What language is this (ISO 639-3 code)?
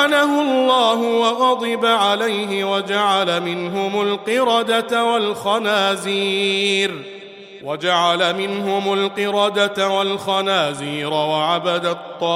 ara